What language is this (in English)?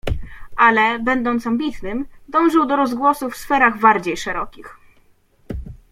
Polish